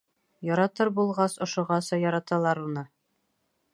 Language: Bashkir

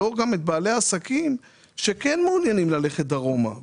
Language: Hebrew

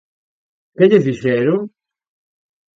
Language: Galician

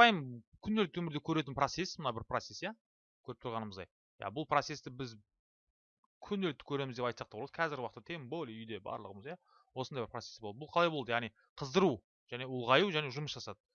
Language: Turkish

